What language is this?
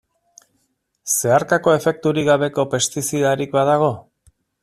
Basque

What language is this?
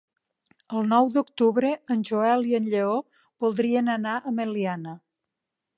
Catalan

